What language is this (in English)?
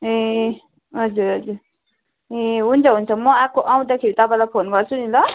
Nepali